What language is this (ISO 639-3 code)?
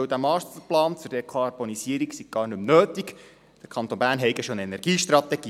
gsw